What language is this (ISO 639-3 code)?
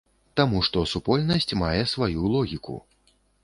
bel